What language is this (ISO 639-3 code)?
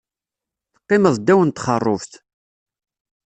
kab